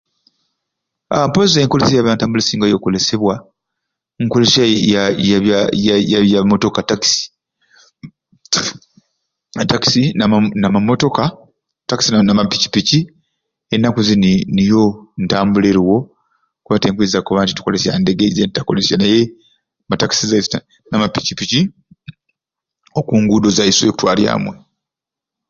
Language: Ruuli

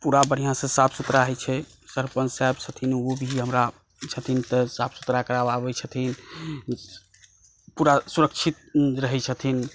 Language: Maithili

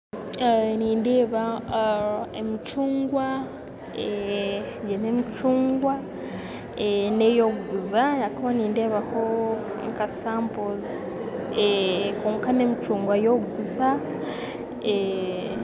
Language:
Nyankole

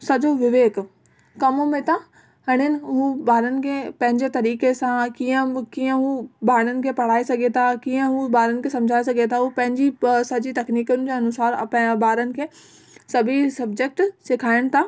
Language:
Sindhi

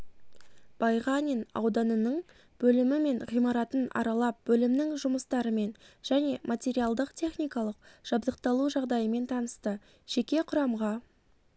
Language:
Kazakh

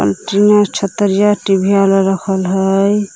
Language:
Magahi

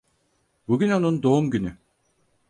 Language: Turkish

